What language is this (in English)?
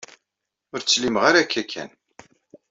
Kabyle